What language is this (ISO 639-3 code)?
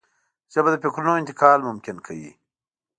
pus